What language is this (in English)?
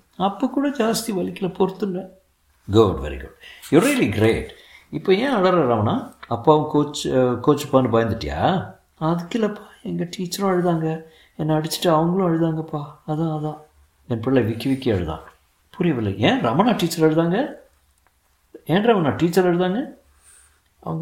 Tamil